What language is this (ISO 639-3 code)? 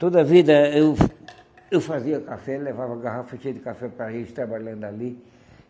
por